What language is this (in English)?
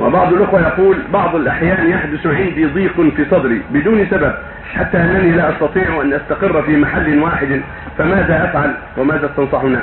Arabic